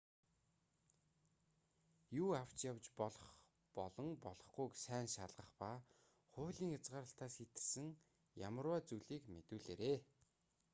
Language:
Mongolian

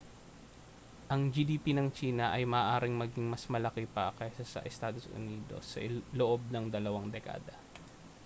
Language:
Filipino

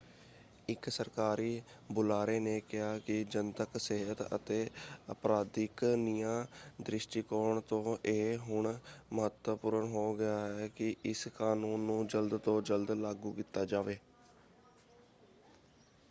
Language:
Punjabi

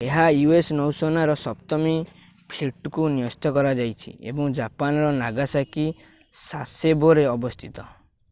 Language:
Odia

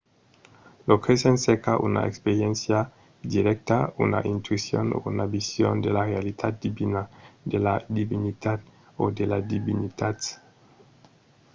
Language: Occitan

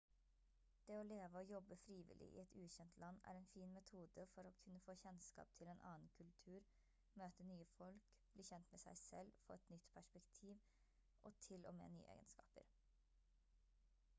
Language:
Norwegian Bokmål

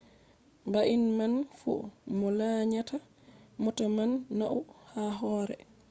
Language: Fula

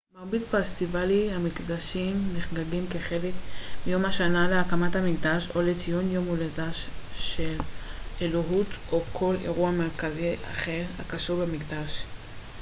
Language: Hebrew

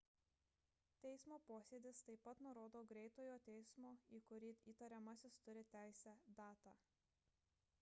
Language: Lithuanian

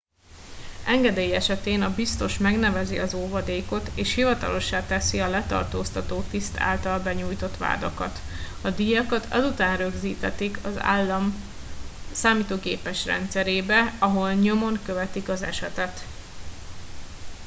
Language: Hungarian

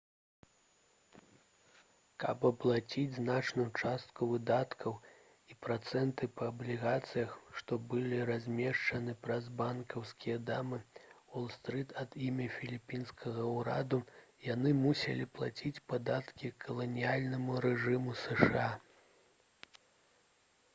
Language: Belarusian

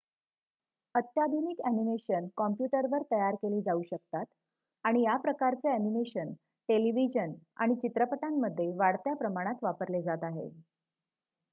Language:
Marathi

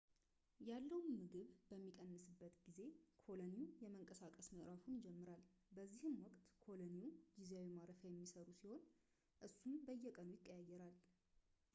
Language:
Amharic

